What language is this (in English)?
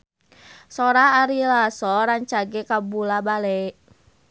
Sundanese